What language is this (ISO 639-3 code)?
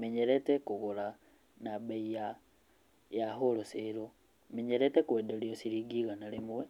kik